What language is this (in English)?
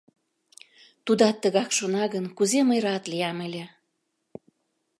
Mari